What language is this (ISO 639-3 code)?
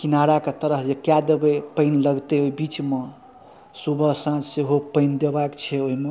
mai